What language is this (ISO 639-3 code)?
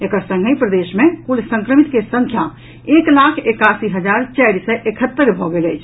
mai